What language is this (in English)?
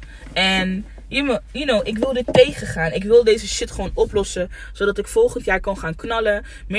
Dutch